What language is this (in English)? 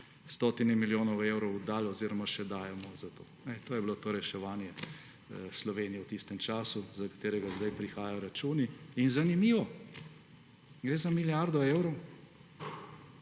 Slovenian